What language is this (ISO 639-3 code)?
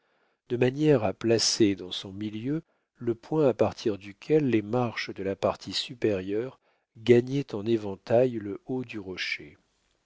fra